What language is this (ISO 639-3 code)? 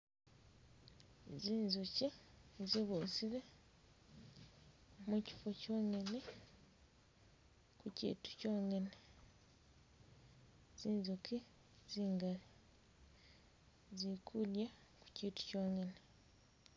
myx